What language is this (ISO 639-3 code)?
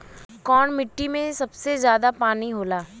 bho